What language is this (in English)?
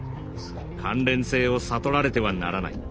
Japanese